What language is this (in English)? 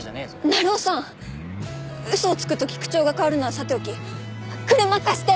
Japanese